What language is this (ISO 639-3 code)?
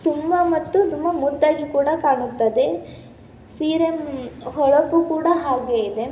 kan